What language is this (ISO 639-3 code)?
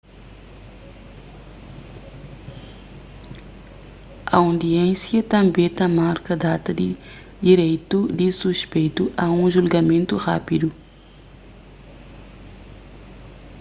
kea